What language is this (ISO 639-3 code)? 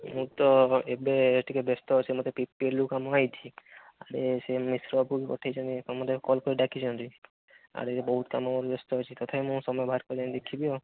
ori